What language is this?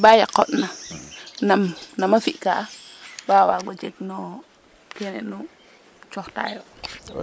Serer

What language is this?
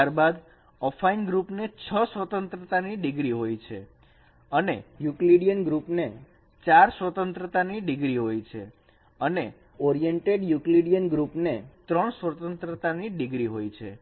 Gujarati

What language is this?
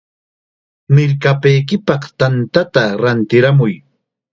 Chiquián Ancash Quechua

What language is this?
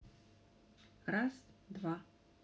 Russian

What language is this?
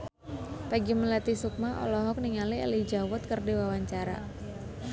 Sundanese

